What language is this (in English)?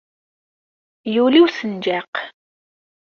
Kabyle